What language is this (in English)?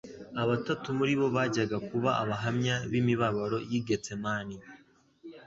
Kinyarwanda